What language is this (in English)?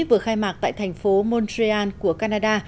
Vietnamese